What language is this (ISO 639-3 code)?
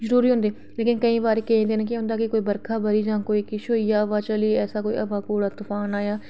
doi